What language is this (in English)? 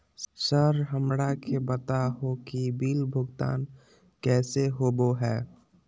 Magahi